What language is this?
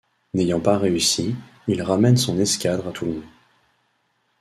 French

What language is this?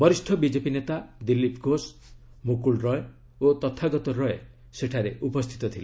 Odia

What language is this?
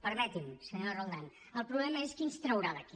Catalan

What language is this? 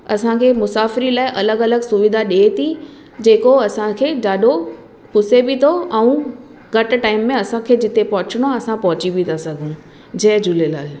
Sindhi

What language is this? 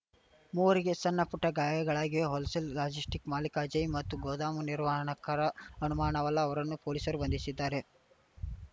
Kannada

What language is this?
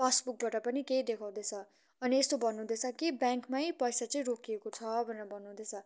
Nepali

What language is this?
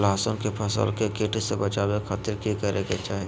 Magahi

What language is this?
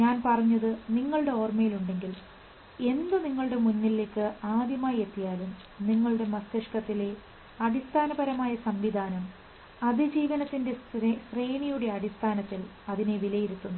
Malayalam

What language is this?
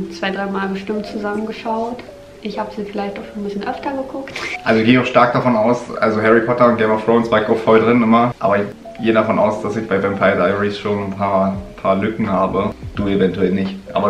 German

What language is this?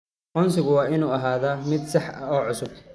Somali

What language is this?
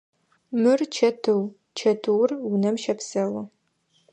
Adyghe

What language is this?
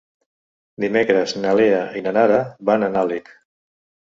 Catalan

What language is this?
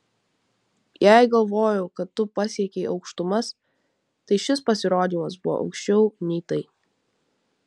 Lithuanian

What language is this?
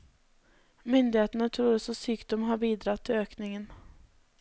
Norwegian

